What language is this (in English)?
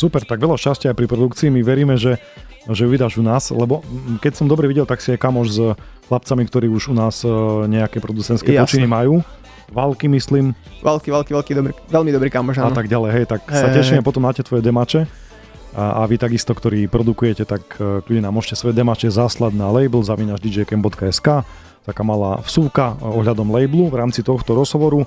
Slovak